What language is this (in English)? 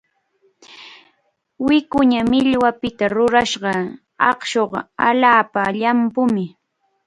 Cajatambo North Lima Quechua